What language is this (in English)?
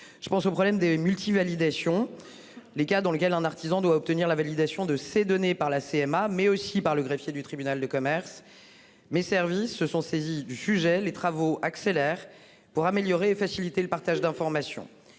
French